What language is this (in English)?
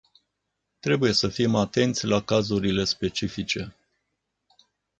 Romanian